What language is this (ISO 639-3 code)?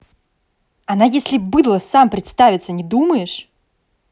rus